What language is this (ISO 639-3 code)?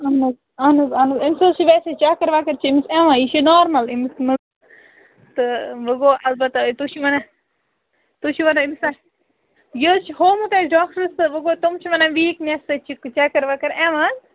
kas